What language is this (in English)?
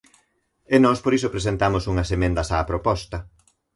Galician